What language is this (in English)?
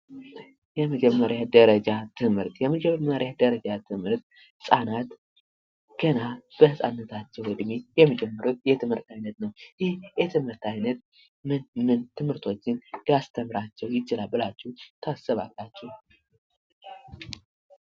Amharic